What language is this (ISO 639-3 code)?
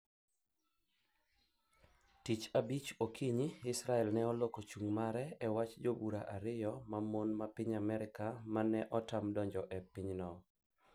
luo